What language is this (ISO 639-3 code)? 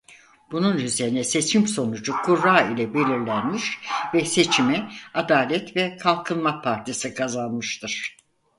tur